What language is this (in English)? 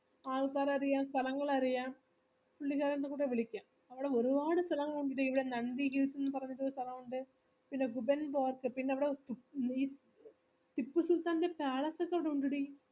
Malayalam